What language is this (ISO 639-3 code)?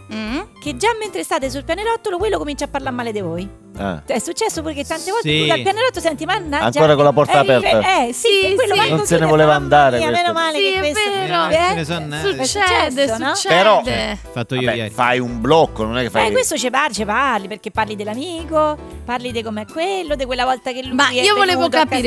ita